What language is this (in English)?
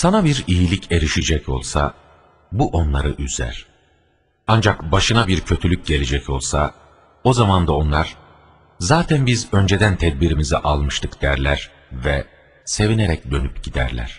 Turkish